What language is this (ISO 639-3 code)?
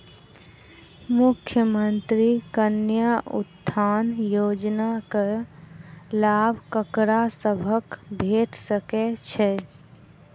mai